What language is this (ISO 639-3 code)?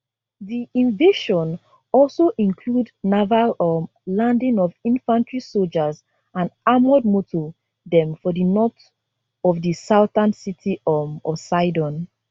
pcm